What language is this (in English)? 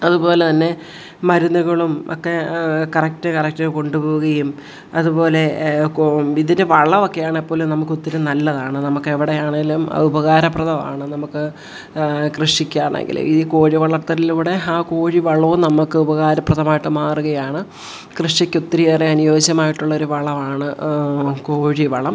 Malayalam